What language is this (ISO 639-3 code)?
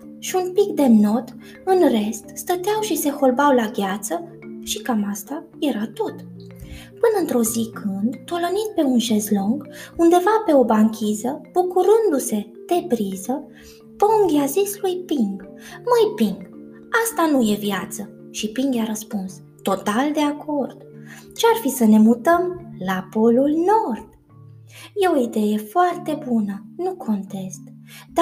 ron